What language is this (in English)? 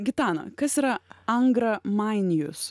Lithuanian